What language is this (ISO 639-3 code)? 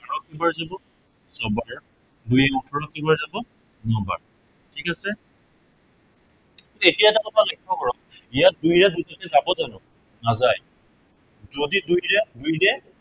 asm